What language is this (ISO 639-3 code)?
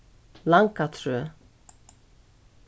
fao